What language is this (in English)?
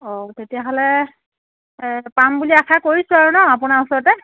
Assamese